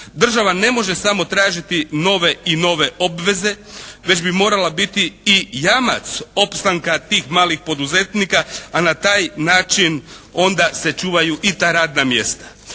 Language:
Croatian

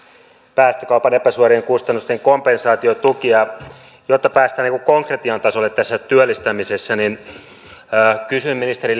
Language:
Finnish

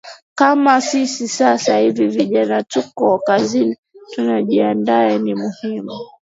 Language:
Swahili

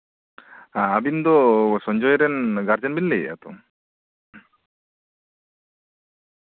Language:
Santali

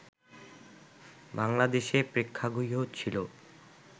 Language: Bangla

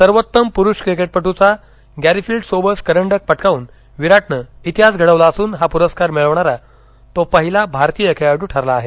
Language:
Marathi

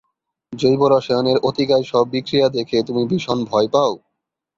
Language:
Bangla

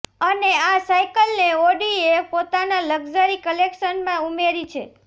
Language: Gujarati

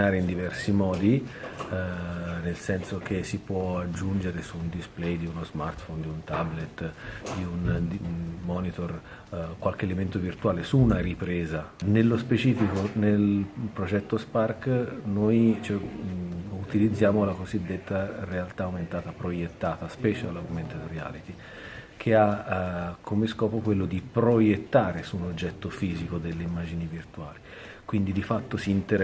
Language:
Italian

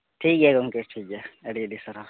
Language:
Santali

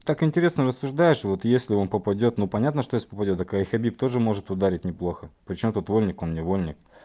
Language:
Russian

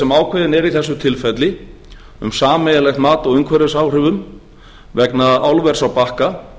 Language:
Icelandic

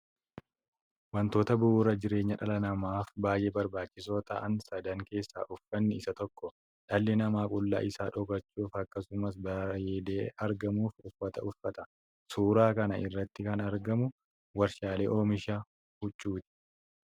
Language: Oromo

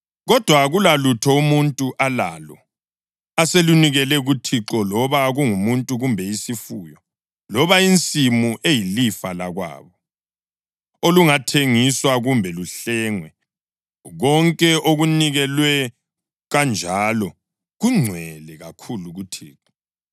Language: North Ndebele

